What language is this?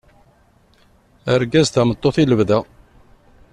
Kabyle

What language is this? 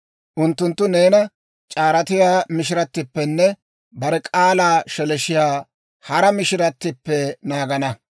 Dawro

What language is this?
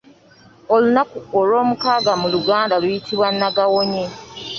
Ganda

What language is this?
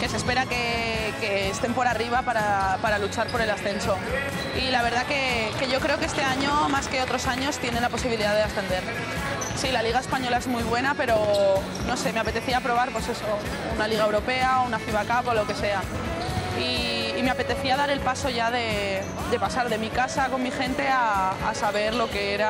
Spanish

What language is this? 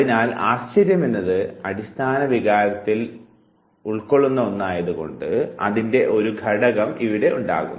Malayalam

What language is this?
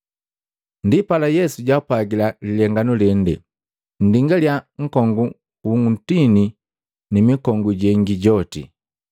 Matengo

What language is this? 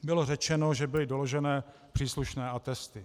Czech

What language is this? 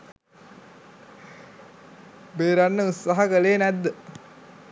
Sinhala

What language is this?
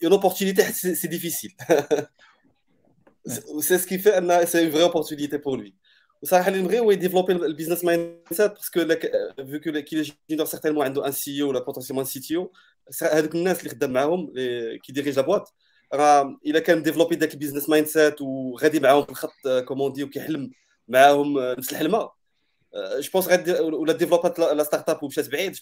Arabic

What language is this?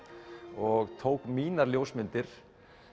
Icelandic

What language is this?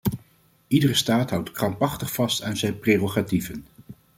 Dutch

